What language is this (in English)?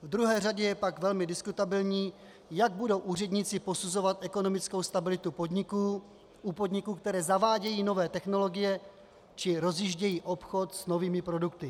Czech